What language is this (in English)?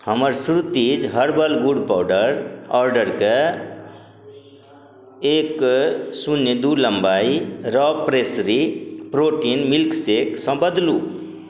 Maithili